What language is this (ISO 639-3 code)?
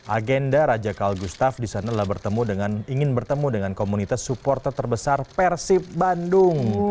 ind